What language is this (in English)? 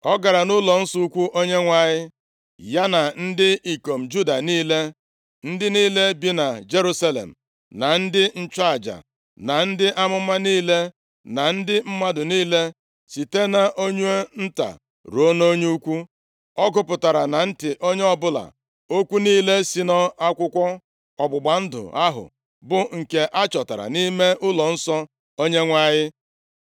Igbo